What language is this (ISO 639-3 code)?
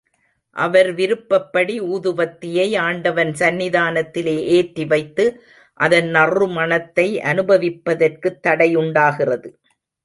tam